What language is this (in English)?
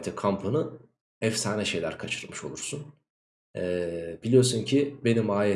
Turkish